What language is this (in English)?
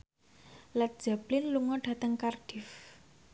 Javanese